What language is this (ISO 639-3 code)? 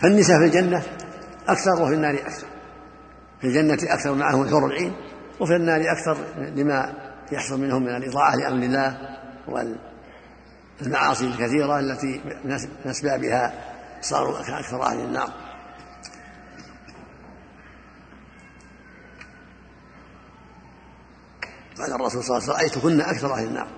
ara